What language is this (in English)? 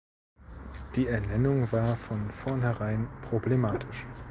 German